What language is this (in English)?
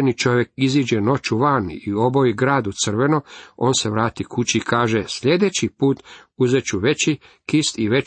Croatian